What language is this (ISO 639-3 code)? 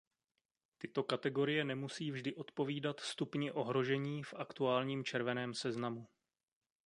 ces